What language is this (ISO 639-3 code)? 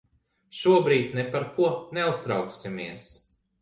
lav